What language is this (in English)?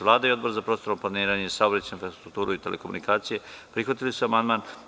Serbian